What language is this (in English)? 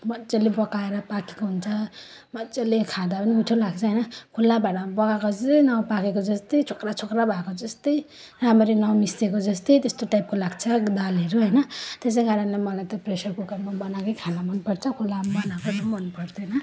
Nepali